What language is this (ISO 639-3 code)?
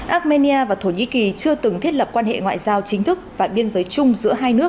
vie